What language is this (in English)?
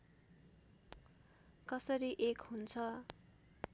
Nepali